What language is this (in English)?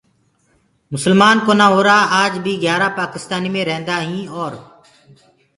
Gurgula